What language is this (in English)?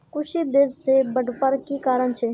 Magahi